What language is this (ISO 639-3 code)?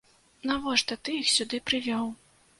bel